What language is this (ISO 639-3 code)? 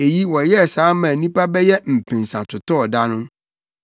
aka